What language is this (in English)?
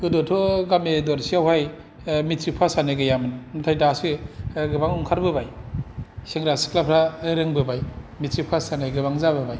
Bodo